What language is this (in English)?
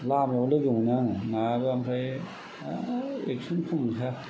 Bodo